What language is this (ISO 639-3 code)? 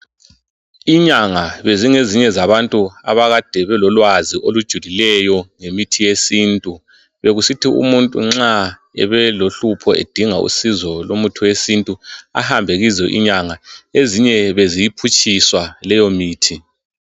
nde